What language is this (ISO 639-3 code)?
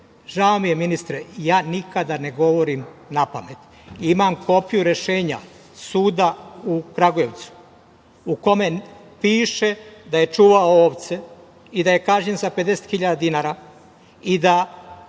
srp